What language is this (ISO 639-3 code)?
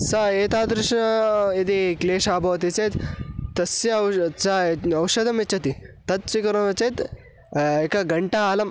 san